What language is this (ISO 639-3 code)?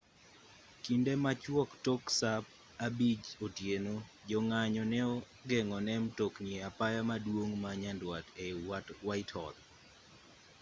luo